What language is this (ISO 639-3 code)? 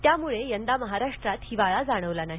mar